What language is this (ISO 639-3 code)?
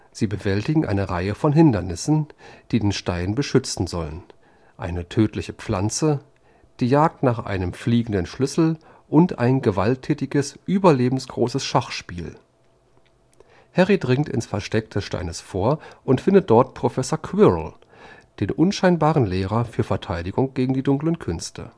deu